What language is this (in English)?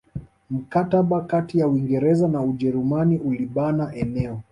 Swahili